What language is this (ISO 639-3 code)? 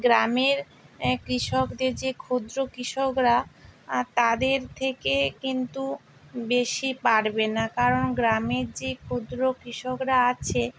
ben